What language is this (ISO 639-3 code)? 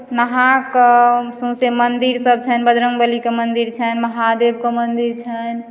mai